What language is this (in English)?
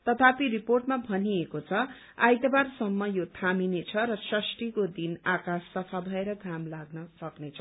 Nepali